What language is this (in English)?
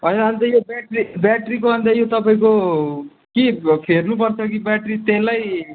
Nepali